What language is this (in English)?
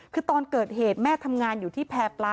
Thai